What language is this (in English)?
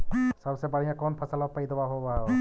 Magahi